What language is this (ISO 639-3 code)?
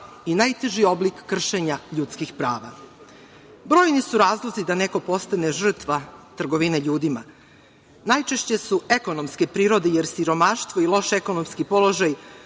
srp